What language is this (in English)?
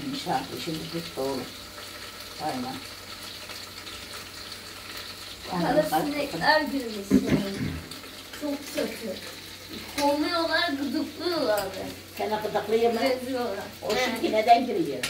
Turkish